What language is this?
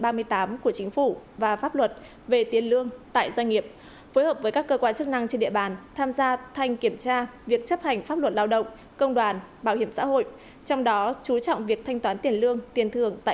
Vietnamese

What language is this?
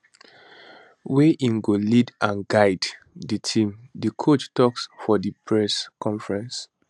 Nigerian Pidgin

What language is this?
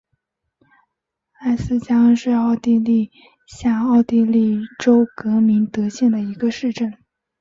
Chinese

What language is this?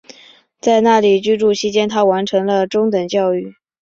Chinese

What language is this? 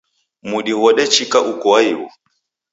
Taita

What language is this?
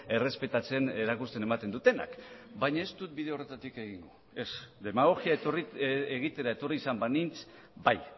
Basque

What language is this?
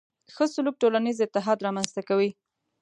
Pashto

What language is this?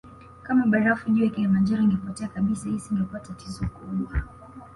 Swahili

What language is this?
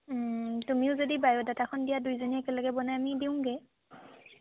Assamese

